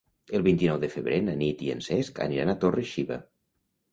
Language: Catalan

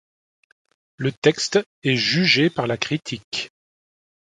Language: French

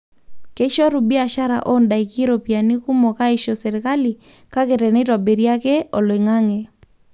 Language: Masai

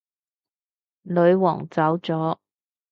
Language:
Cantonese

